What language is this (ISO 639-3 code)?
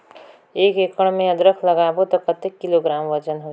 hne